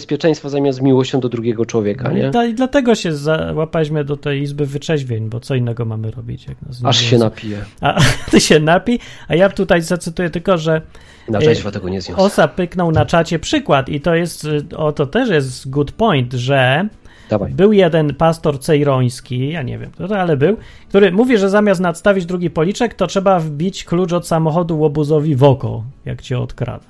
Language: Polish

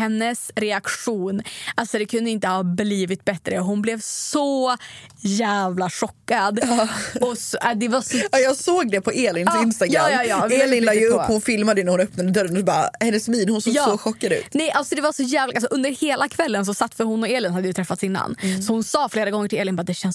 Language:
Swedish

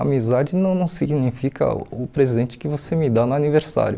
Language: Portuguese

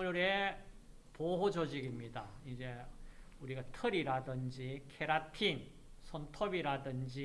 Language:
Korean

